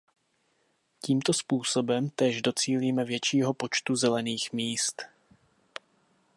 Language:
Czech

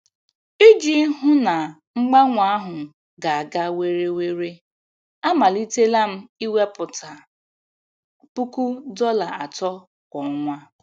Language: Igbo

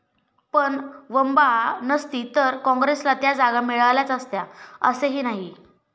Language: Marathi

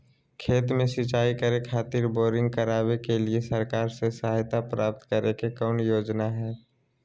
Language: Magahi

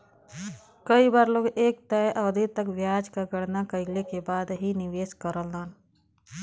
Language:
Bhojpuri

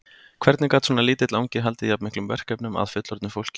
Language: Icelandic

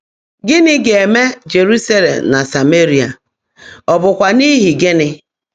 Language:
Igbo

